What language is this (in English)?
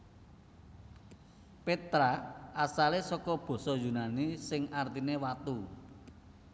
Javanese